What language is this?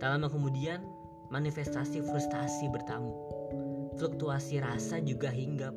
Indonesian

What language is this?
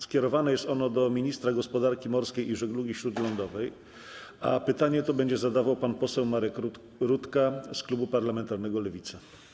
Polish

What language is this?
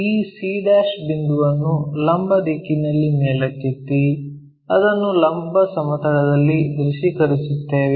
Kannada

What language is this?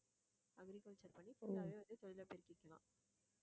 Tamil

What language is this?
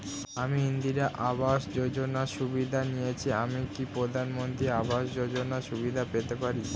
Bangla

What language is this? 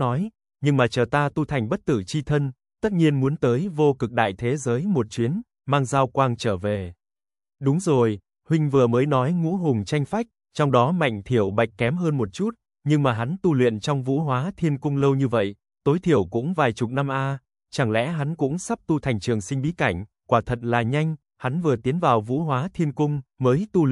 Vietnamese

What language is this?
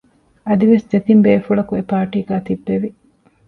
Divehi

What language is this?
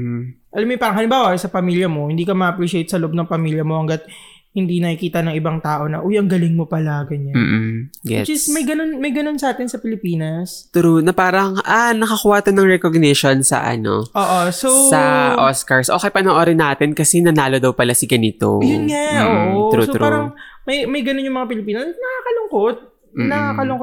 Filipino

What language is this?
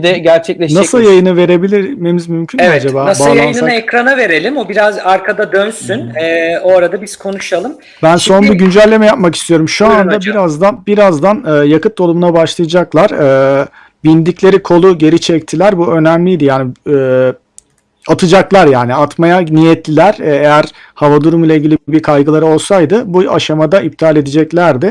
Turkish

